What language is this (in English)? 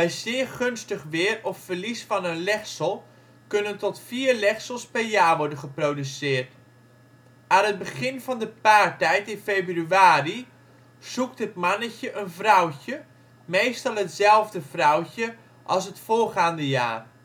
Dutch